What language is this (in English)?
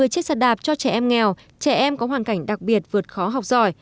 Vietnamese